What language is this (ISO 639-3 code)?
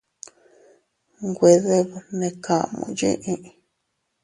cut